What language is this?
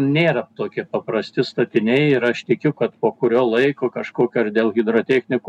Lithuanian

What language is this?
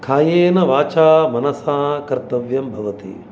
Sanskrit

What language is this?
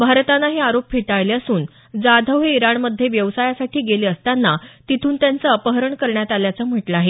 Marathi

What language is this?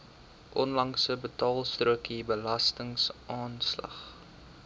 Afrikaans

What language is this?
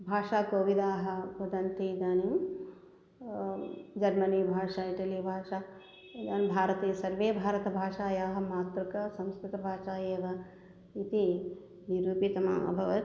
Sanskrit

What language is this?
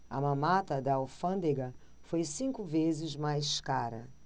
Portuguese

